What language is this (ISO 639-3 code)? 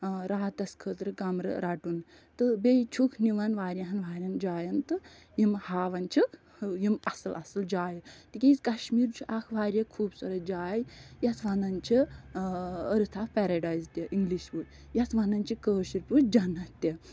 kas